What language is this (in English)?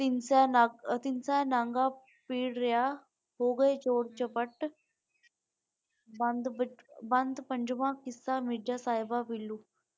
Punjabi